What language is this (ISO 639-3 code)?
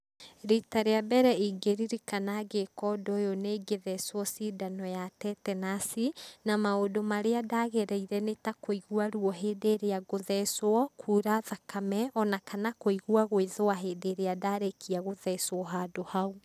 kik